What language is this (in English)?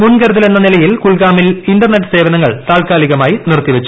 Malayalam